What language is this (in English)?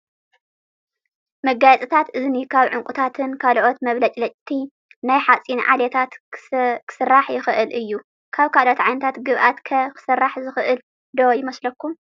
Tigrinya